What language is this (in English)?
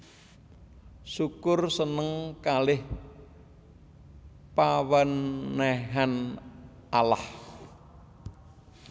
Javanese